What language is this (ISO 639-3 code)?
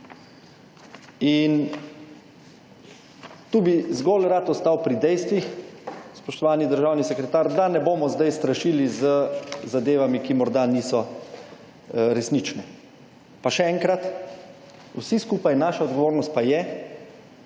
slv